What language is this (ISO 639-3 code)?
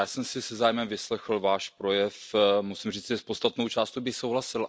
ces